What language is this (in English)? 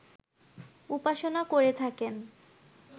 Bangla